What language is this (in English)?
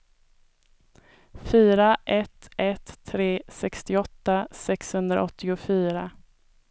Swedish